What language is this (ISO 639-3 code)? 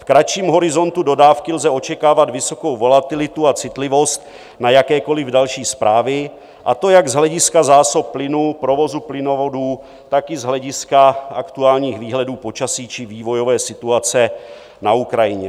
ces